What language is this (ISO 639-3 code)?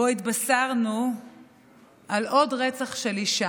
heb